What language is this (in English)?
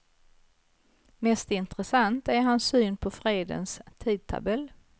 Swedish